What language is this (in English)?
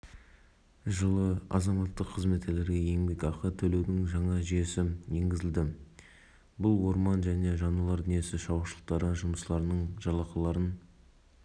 Kazakh